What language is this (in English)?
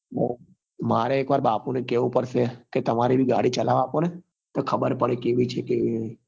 Gujarati